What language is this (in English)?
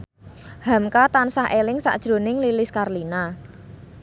Javanese